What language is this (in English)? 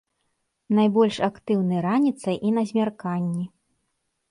Belarusian